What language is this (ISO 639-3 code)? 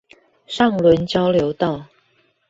zho